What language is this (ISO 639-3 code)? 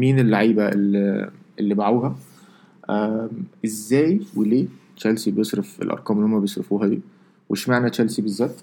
ara